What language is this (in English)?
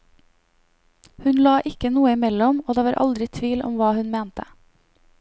Norwegian